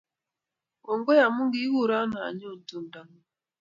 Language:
Kalenjin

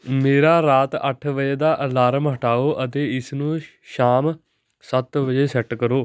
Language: Punjabi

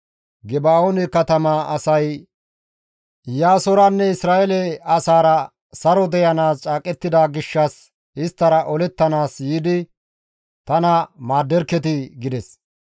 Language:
Gamo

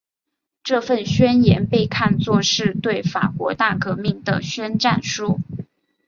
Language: Chinese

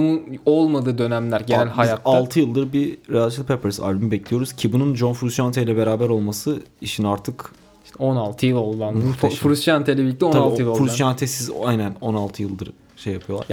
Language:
Turkish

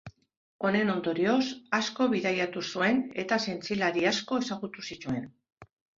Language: Basque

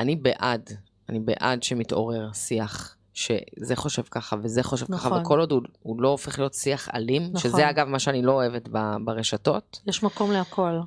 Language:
Hebrew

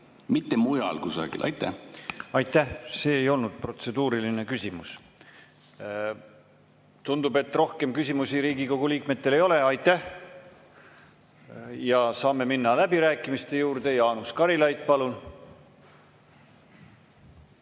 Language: Estonian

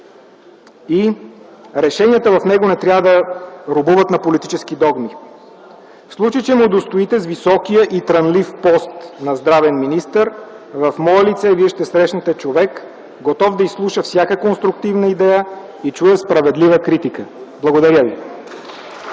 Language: Bulgarian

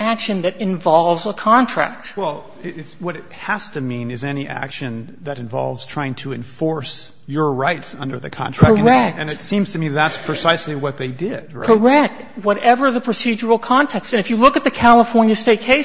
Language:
English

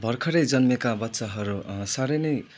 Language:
Nepali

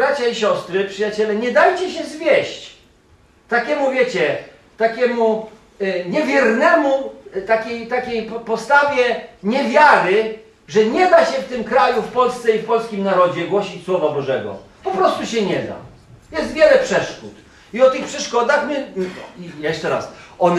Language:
Polish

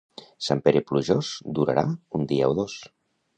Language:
Catalan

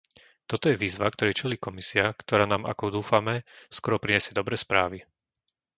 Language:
Slovak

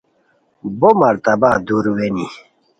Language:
Khowar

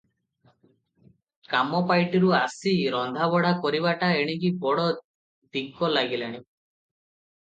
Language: Odia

